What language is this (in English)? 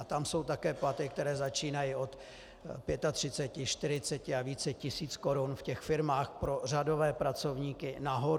Czech